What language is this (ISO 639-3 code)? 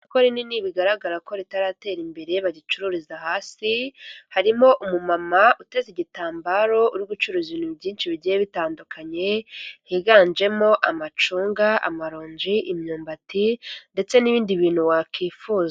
kin